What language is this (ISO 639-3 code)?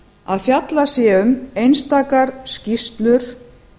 isl